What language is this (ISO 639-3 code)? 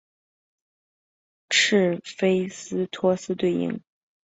zho